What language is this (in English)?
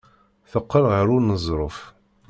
Kabyle